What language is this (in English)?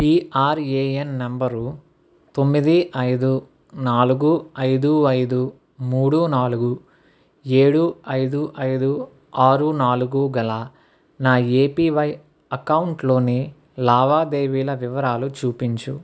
Telugu